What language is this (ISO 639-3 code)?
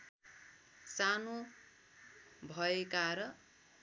nep